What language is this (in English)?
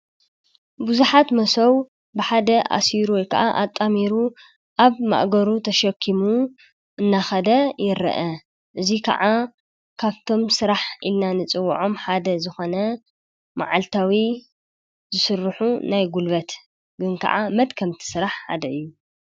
Tigrinya